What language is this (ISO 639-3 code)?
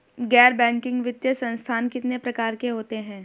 hin